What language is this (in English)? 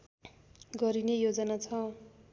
Nepali